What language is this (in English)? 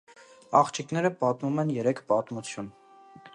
Armenian